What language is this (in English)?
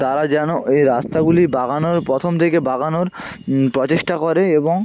Bangla